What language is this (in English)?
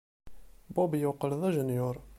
Kabyle